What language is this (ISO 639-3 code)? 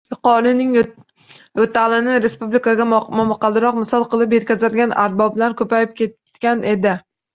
uzb